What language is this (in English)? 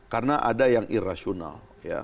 Indonesian